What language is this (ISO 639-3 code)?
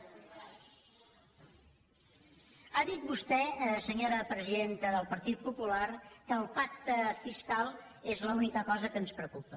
cat